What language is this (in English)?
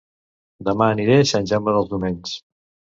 Catalan